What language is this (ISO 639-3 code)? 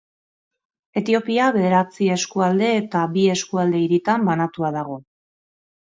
eus